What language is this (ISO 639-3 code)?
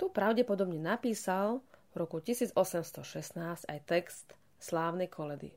slk